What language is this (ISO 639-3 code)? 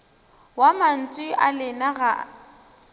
nso